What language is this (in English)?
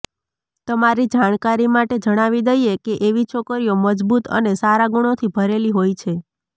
Gujarati